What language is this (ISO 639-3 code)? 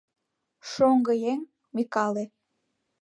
chm